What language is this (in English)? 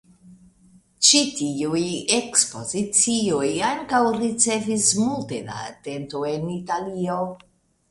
Esperanto